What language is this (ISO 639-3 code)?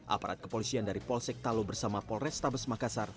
ind